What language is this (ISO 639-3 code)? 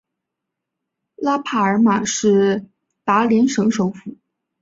zho